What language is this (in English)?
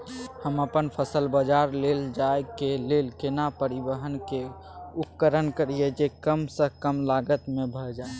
Maithili